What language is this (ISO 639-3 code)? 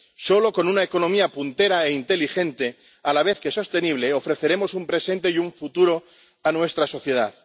spa